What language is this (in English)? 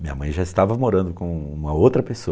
Portuguese